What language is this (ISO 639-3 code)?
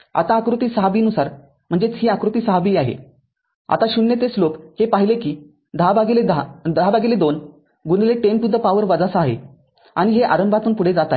mar